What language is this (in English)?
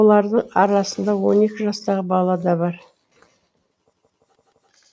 Kazakh